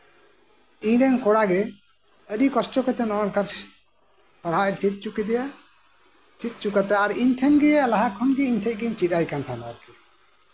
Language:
Santali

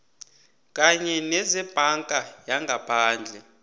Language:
South Ndebele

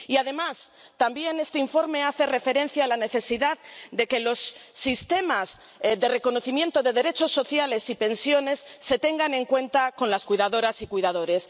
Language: Spanish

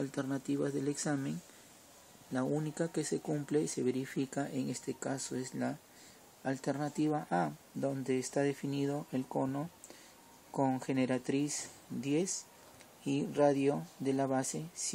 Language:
Spanish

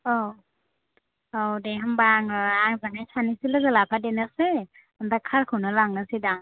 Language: Bodo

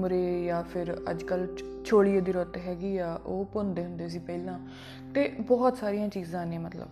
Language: Punjabi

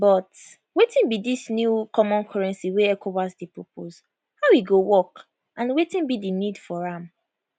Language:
Nigerian Pidgin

